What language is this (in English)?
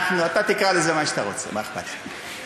Hebrew